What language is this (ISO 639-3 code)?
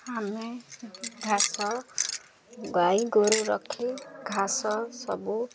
ori